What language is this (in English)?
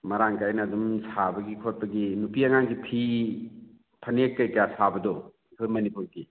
Manipuri